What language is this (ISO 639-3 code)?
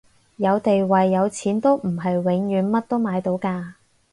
yue